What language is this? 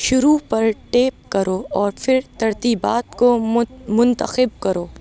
Urdu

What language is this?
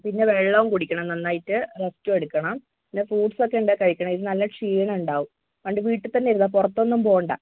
Malayalam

